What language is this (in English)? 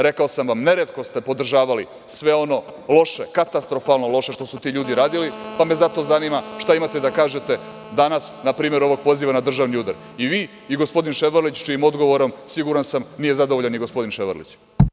Serbian